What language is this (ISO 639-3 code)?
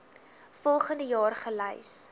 afr